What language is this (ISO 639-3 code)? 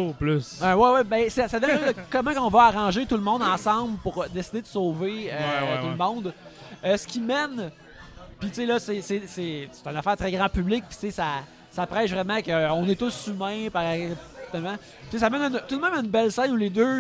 fra